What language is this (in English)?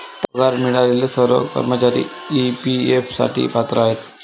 Marathi